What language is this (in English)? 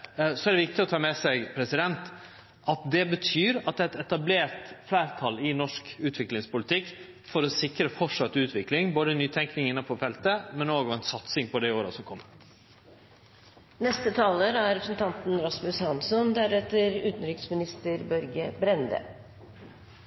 Norwegian Nynorsk